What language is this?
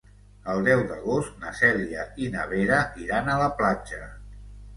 Catalan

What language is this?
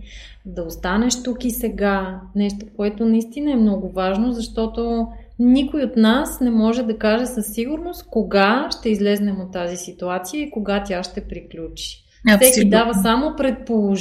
Bulgarian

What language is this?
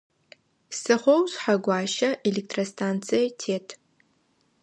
Adyghe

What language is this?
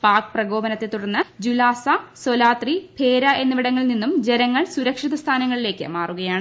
Malayalam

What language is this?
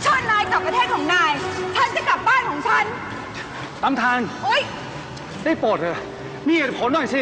Thai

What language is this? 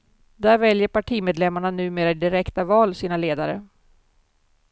Swedish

